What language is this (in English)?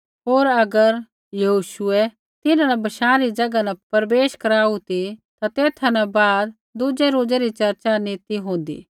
Kullu Pahari